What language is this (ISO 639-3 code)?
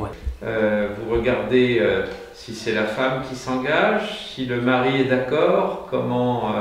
fra